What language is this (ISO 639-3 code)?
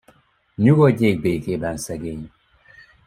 hun